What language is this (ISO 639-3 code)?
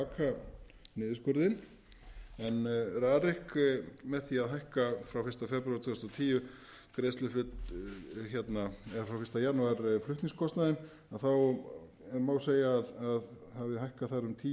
isl